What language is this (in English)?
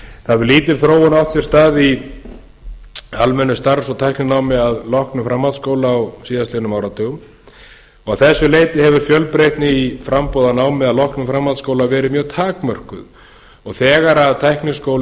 Icelandic